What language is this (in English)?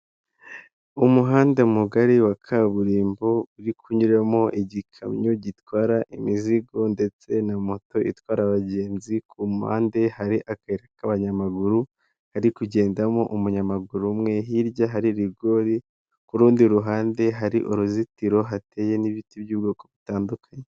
Kinyarwanda